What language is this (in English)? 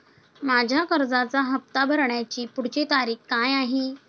Marathi